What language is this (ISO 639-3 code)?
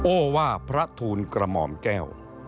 tha